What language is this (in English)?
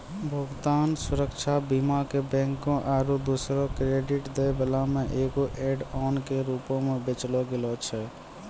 Maithili